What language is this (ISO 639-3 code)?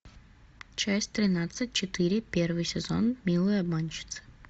rus